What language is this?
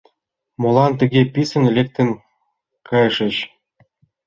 Mari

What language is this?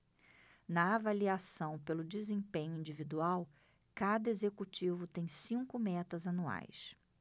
Portuguese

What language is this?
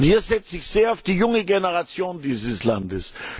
German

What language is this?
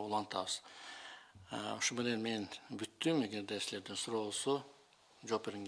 Russian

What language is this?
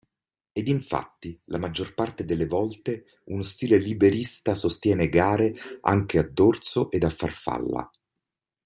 Italian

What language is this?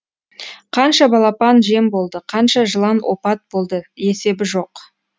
Kazakh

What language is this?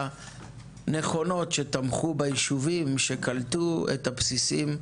Hebrew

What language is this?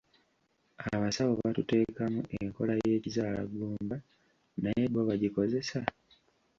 Ganda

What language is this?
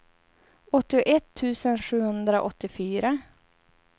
Swedish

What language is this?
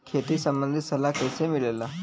Bhojpuri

